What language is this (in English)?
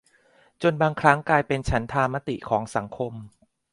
Thai